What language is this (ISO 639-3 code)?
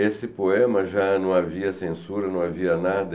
por